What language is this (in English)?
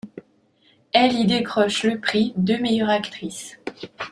French